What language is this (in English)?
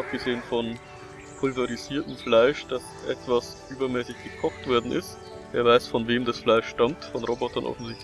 German